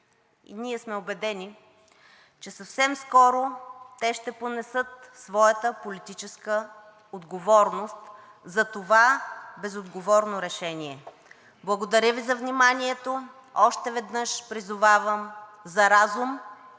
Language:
Bulgarian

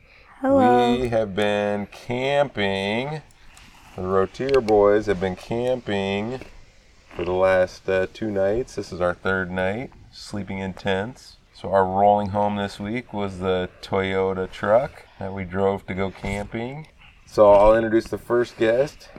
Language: English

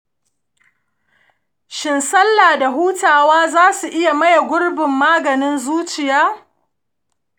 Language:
Hausa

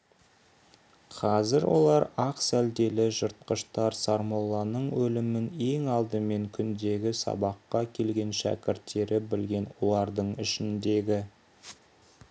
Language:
Kazakh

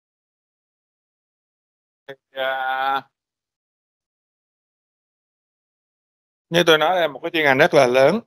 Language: Vietnamese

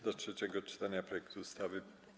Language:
Polish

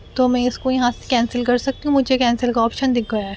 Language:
Urdu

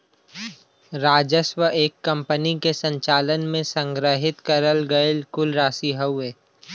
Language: Bhojpuri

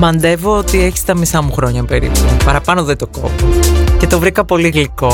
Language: Greek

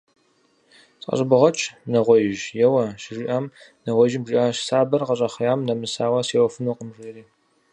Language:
Kabardian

